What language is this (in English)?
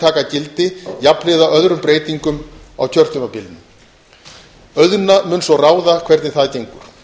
Icelandic